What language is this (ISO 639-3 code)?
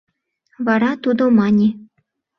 chm